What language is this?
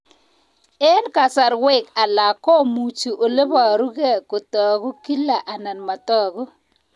Kalenjin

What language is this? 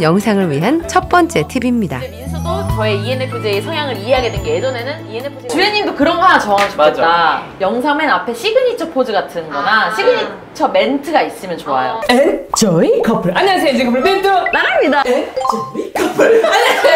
Korean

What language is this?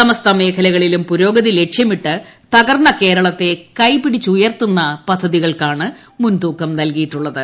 Malayalam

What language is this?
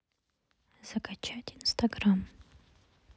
Russian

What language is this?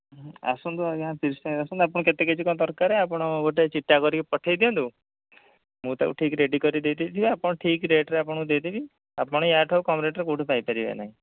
Odia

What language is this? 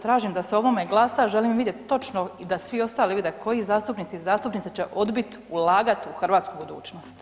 Croatian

